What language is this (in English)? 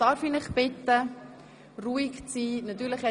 Swiss German